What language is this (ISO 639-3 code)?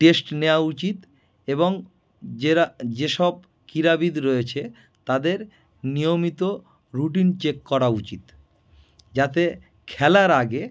ben